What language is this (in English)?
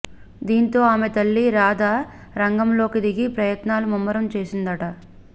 Telugu